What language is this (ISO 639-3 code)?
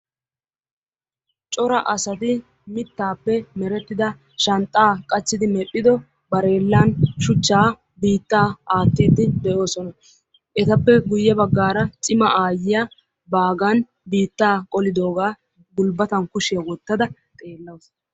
wal